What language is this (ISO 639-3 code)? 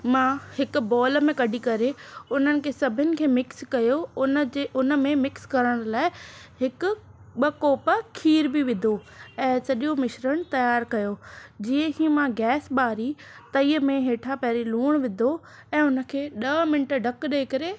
snd